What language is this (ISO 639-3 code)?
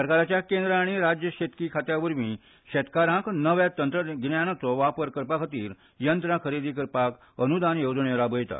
kok